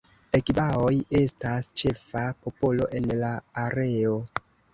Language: Esperanto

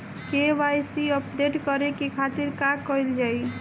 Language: Bhojpuri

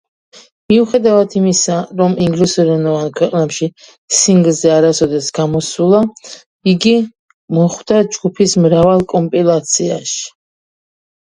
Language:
Georgian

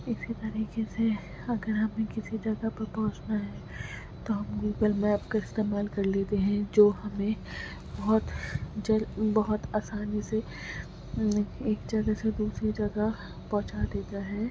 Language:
Urdu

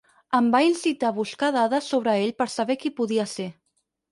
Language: Catalan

